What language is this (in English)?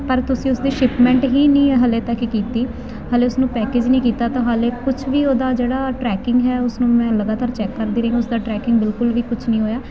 Punjabi